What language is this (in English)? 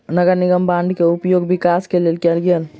Maithili